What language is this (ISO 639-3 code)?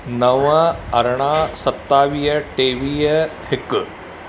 snd